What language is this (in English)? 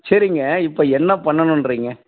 Tamil